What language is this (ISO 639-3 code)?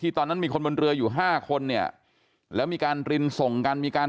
tha